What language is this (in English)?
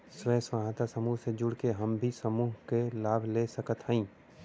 Bhojpuri